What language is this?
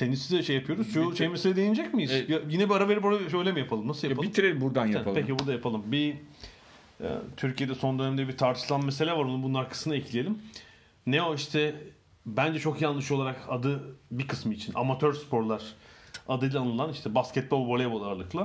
Turkish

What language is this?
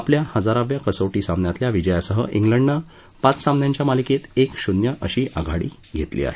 Marathi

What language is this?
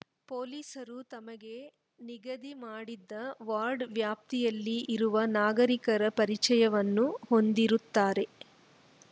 Kannada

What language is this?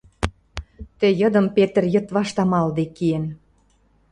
Western Mari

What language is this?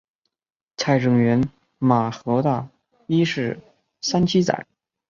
Chinese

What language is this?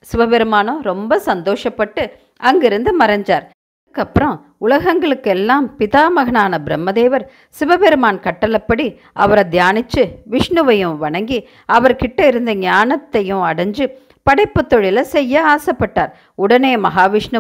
Tamil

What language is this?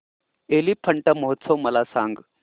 Marathi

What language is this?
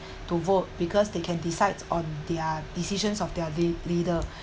English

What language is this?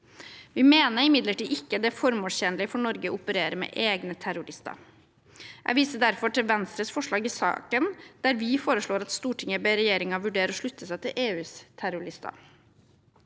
Norwegian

